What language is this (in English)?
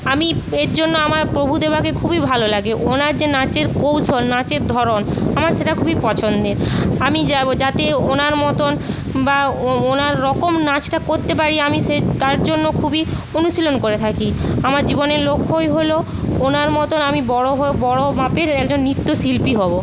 Bangla